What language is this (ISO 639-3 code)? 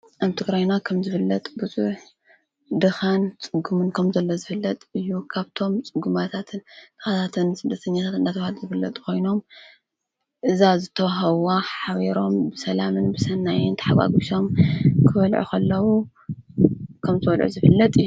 tir